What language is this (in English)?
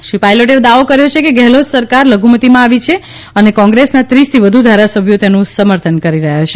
Gujarati